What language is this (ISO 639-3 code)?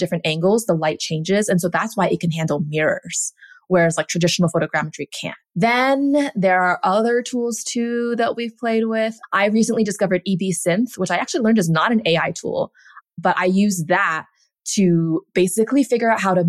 eng